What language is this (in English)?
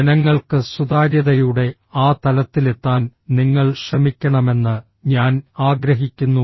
Malayalam